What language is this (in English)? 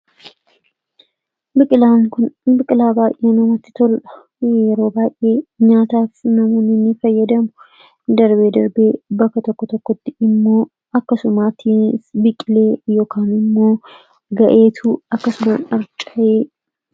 Oromo